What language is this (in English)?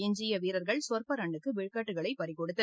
Tamil